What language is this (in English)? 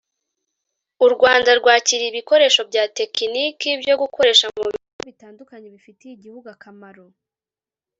Kinyarwanda